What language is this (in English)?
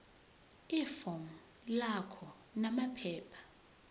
Zulu